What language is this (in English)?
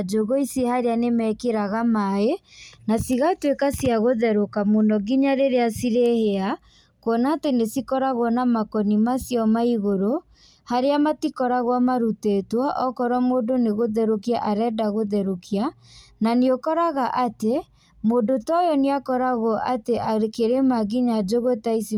Kikuyu